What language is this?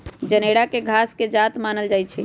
Magahi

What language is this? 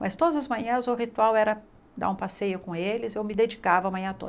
Portuguese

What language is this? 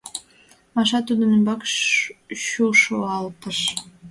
Mari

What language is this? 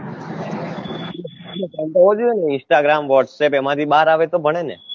Gujarati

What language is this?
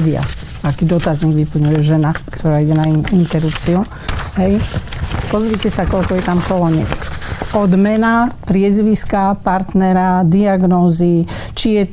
Slovak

